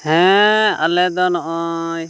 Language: Santali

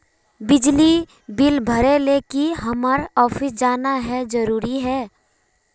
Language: Magahi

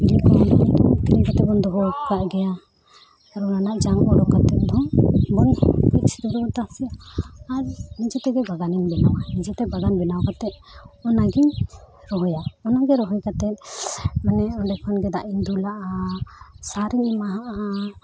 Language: Santali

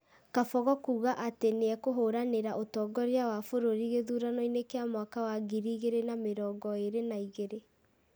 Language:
Kikuyu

